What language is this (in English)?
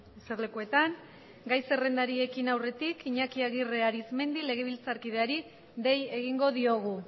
Basque